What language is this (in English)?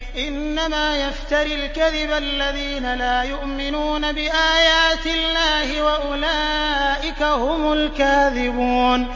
Arabic